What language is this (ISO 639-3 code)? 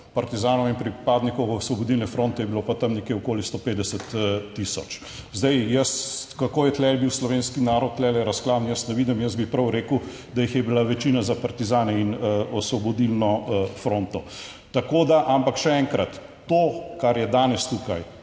slv